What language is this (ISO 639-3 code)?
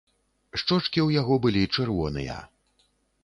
bel